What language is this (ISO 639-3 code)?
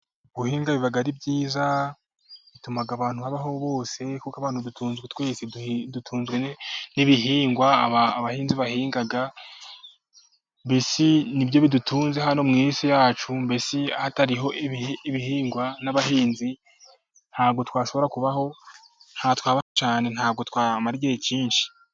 kin